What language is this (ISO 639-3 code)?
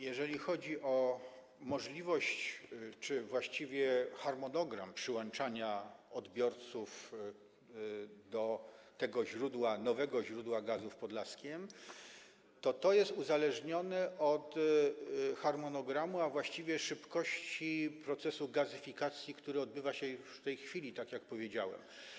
pol